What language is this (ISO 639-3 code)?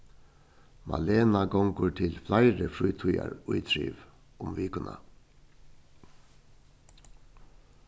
fao